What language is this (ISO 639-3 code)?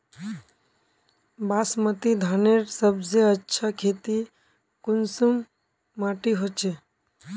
mag